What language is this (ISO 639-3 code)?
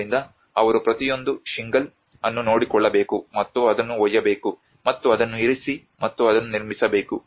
kan